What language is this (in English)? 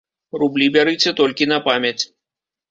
Belarusian